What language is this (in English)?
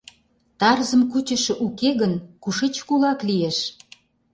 Mari